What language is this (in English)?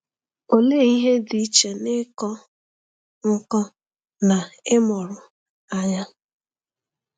Igbo